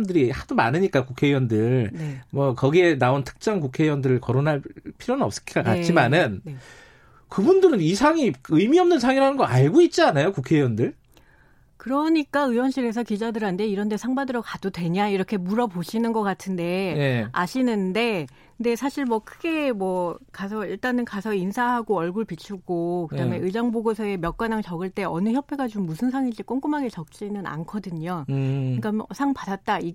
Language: Korean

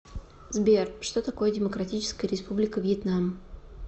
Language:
Russian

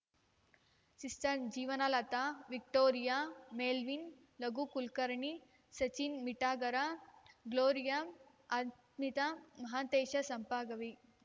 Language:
Kannada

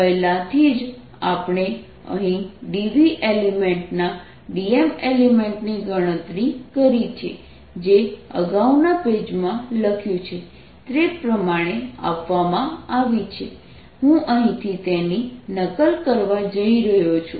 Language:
Gujarati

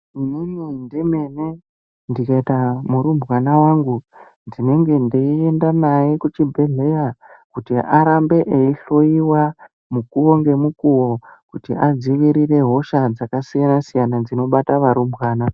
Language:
Ndau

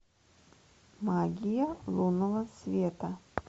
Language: Russian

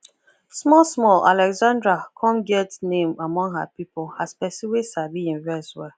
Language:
Nigerian Pidgin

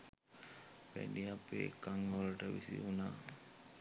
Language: Sinhala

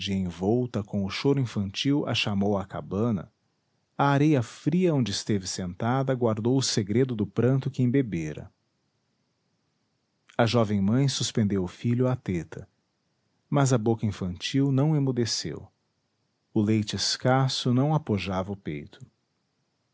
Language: Portuguese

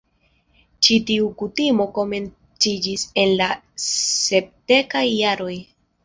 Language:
Esperanto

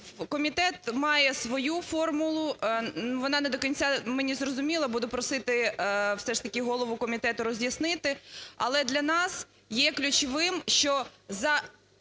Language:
Ukrainian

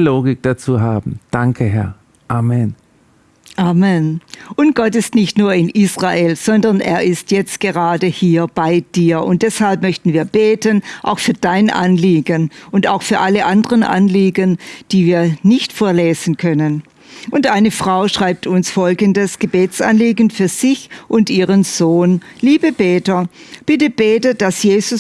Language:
German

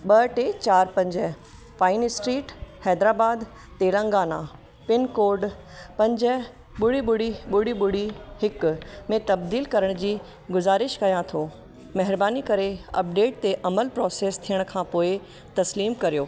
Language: Sindhi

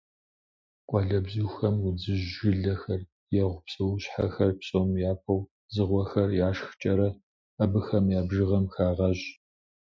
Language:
Kabardian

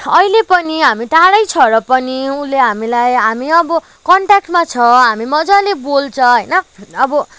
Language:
Nepali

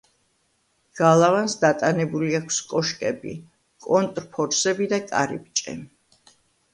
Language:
Georgian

